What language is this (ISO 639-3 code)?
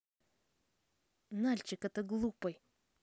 rus